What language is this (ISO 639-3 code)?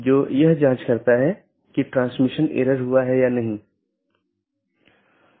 hin